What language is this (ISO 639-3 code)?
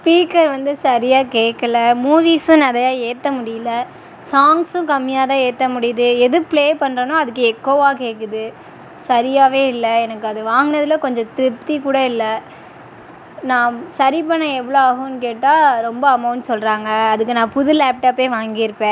tam